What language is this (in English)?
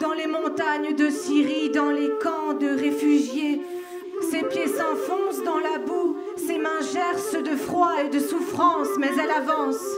French